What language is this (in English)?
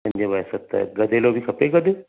Sindhi